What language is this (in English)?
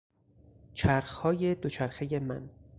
Persian